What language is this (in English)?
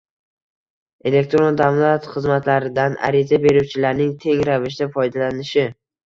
Uzbek